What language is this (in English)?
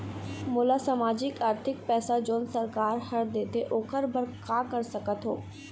Chhattisgarhi